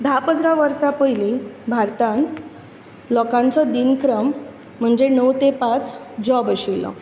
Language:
Konkani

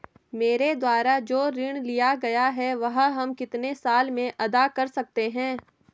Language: Hindi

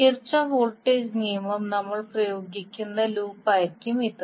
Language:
Malayalam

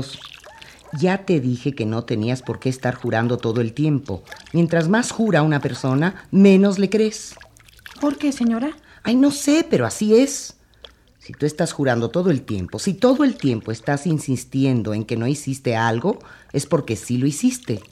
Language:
Spanish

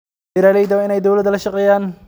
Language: Somali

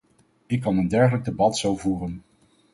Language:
Dutch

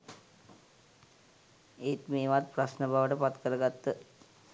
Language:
Sinhala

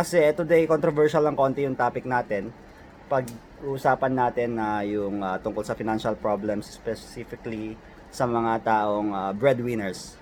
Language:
Filipino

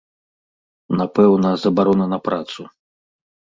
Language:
Belarusian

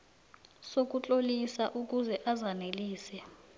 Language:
South Ndebele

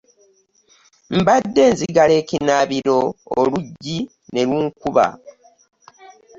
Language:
Ganda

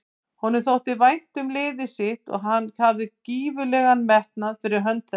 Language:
Icelandic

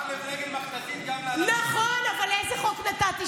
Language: Hebrew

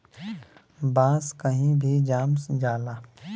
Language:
Bhojpuri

